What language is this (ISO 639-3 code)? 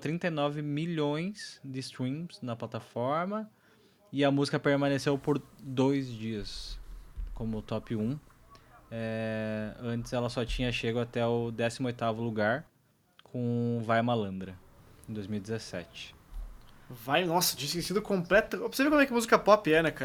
por